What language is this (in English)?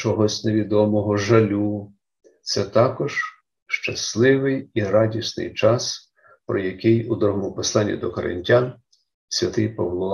Ukrainian